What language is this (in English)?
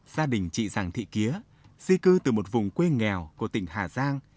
Vietnamese